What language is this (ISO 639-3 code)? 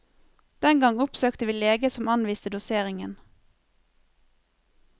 nor